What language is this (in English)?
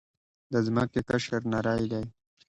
Pashto